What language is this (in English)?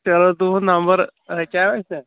Kashmiri